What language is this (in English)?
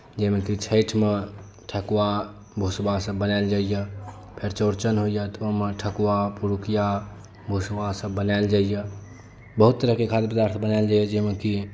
Maithili